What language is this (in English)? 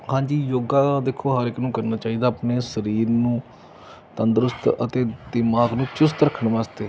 Punjabi